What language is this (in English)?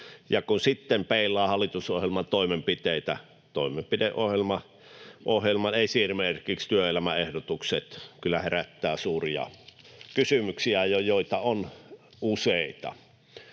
Finnish